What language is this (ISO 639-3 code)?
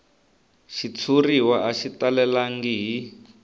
tso